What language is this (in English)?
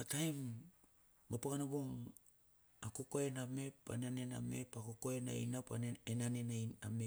Bilur